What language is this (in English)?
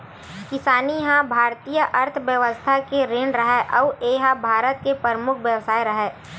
Chhattisgarhi